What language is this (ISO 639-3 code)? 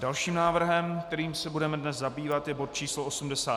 ces